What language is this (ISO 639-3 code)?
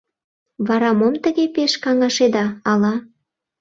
chm